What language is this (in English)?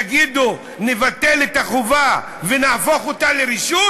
Hebrew